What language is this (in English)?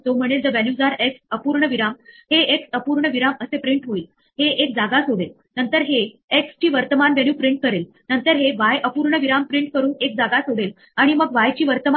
Marathi